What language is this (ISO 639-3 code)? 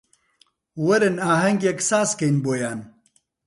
ckb